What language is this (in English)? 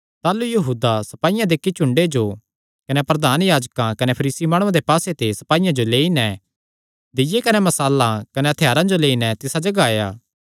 Kangri